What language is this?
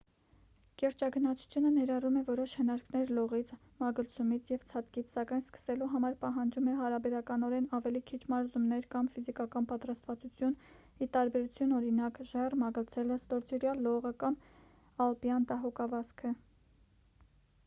Armenian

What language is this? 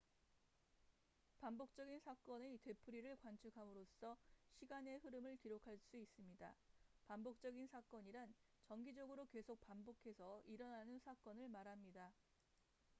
Korean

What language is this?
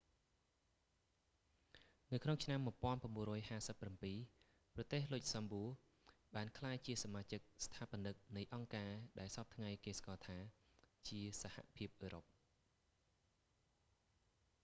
Khmer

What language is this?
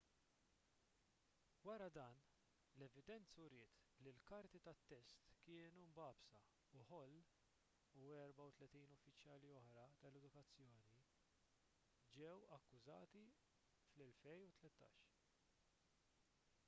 Maltese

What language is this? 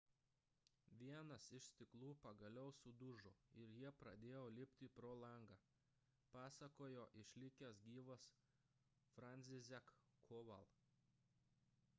Lithuanian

